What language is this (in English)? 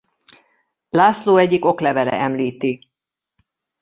Hungarian